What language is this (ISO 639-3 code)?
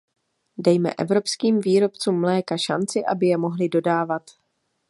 ces